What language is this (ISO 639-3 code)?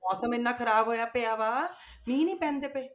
pan